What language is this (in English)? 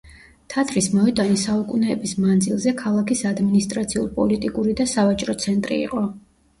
Georgian